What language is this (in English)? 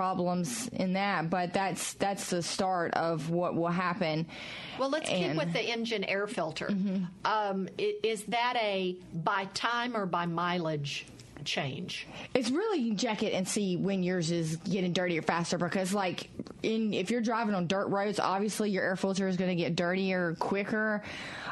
English